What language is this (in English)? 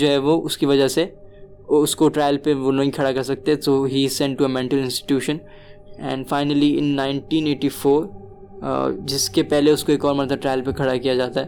Urdu